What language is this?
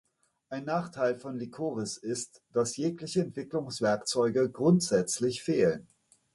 German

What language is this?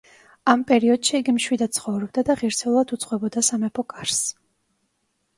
Georgian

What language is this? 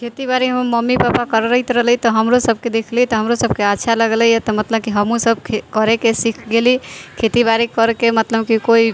Maithili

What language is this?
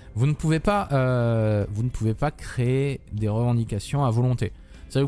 French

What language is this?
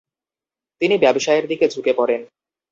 Bangla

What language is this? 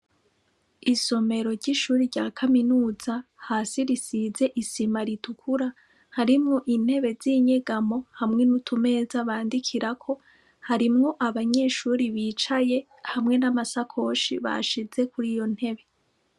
Rundi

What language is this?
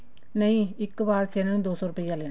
Punjabi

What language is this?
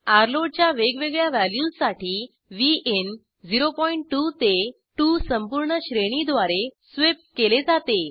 Marathi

